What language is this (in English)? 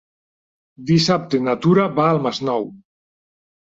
Catalan